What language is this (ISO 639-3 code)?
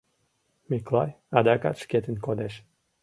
chm